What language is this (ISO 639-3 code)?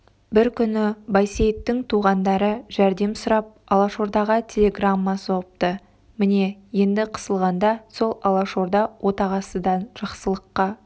kaz